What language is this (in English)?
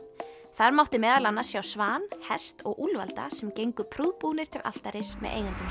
Icelandic